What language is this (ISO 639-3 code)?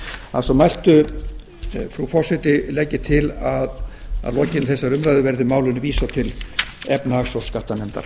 isl